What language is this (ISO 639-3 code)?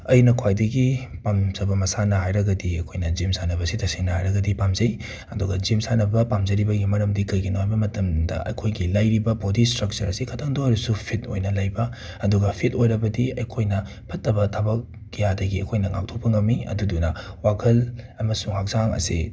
mni